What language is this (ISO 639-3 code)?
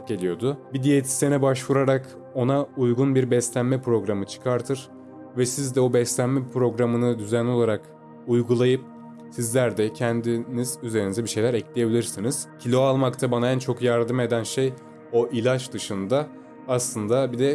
tur